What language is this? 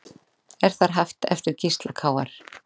Icelandic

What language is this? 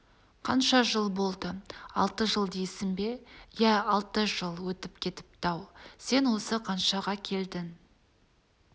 Kazakh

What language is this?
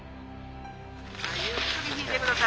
Japanese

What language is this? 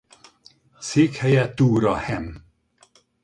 Hungarian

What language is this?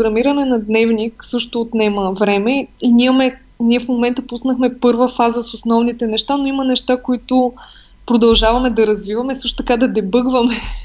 Bulgarian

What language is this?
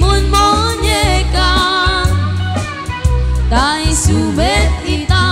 Arabic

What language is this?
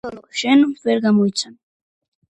Georgian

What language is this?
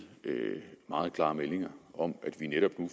Danish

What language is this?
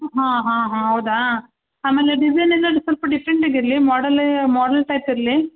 Kannada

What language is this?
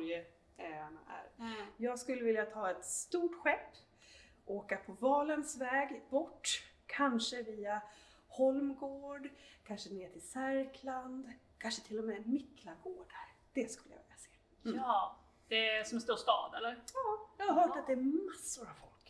Swedish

